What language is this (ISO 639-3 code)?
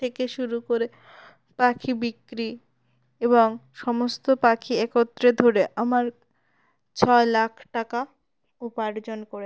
ben